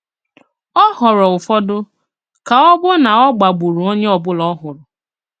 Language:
Igbo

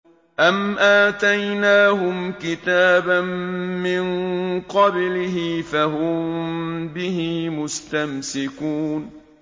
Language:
Arabic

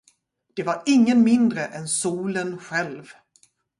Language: Swedish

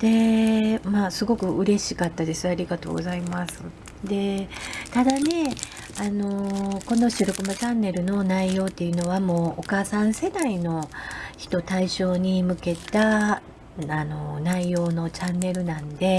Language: Japanese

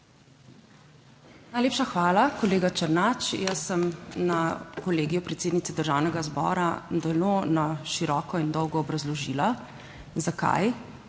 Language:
Slovenian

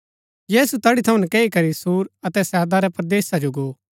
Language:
Gaddi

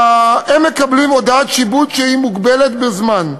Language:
Hebrew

